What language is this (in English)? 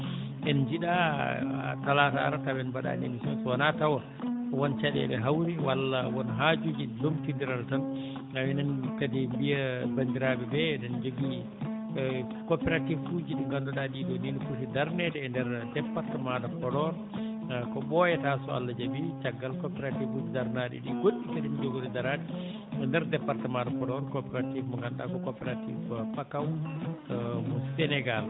Fula